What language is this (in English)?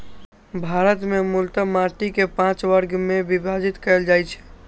Maithili